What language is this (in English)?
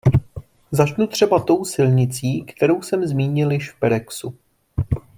Czech